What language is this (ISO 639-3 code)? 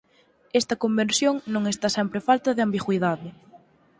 glg